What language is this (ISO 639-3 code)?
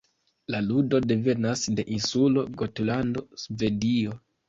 epo